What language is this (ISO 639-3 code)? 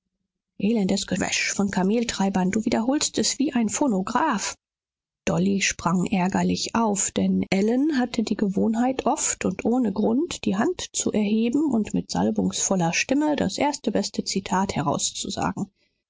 deu